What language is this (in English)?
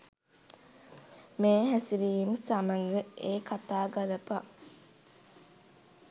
Sinhala